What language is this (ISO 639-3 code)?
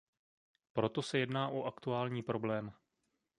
ces